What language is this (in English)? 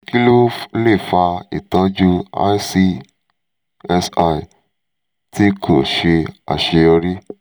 Yoruba